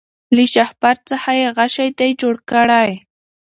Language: Pashto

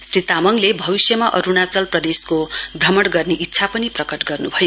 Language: Nepali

